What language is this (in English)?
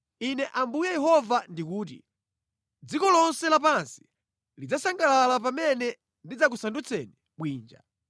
Nyanja